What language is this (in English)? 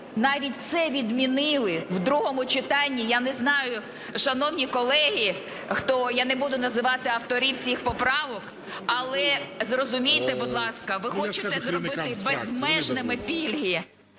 Ukrainian